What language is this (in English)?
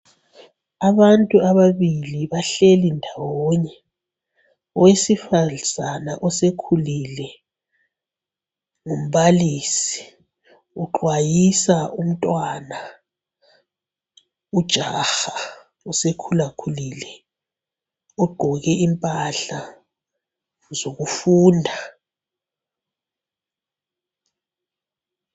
North Ndebele